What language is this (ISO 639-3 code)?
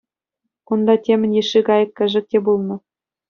chv